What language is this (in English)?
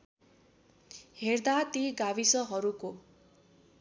Nepali